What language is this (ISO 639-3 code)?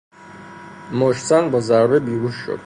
fas